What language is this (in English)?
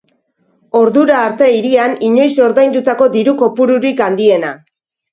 Basque